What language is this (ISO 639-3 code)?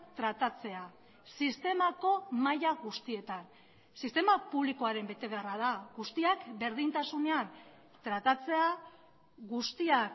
eus